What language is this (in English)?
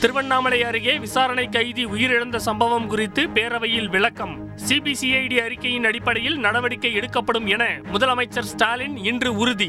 Tamil